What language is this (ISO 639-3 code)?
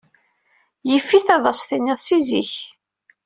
kab